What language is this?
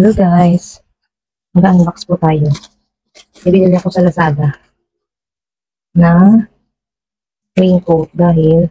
Filipino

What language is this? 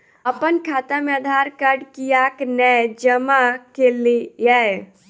Maithili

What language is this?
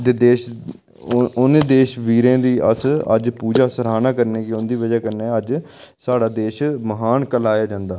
Dogri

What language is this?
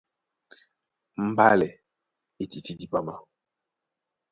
Duala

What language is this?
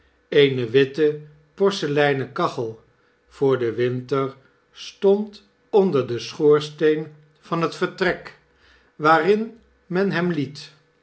Dutch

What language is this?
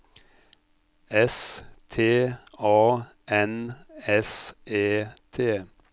Norwegian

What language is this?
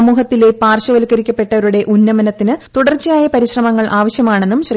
Malayalam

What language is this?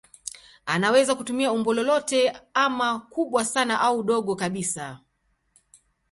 Swahili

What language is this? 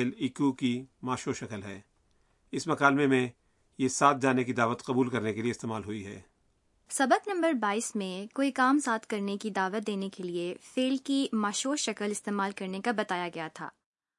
Urdu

